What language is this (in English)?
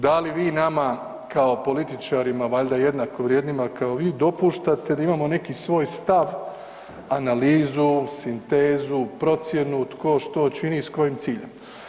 Croatian